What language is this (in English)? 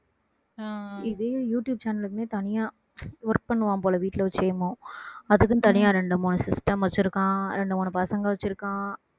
Tamil